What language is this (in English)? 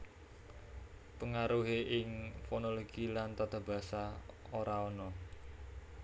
Javanese